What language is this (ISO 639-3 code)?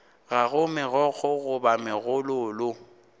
nso